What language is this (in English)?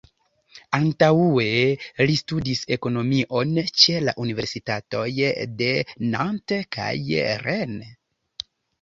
Esperanto